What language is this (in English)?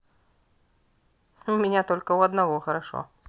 Russian